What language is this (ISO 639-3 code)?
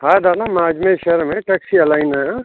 snd